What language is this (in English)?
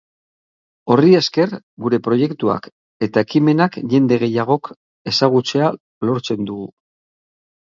Basque